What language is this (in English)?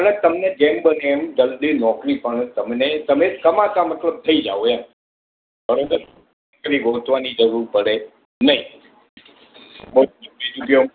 Gujarati